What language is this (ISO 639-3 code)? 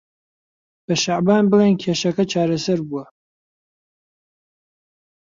ckb